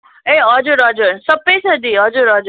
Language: Nepali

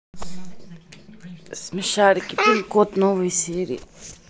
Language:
Russian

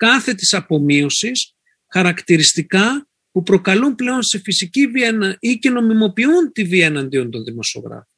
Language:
Greek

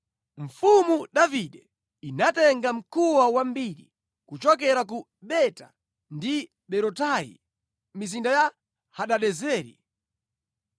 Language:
Nyanja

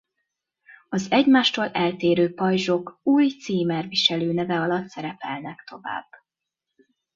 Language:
Hungarian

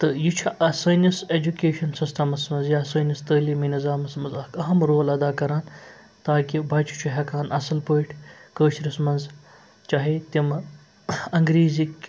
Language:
Kashmiri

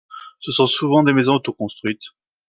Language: French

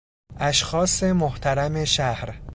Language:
Persian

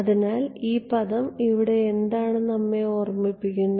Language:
Malayalam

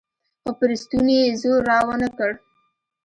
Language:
Pashto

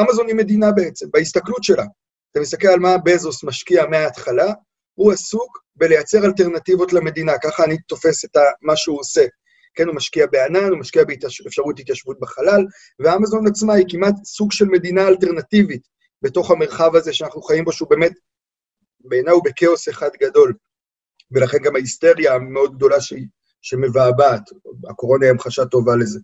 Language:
Hebrew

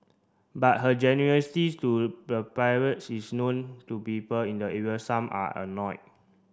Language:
English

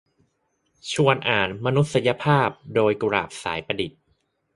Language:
Thai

